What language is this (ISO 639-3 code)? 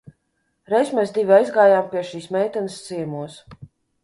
lav